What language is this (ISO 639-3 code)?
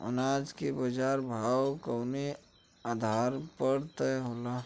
bho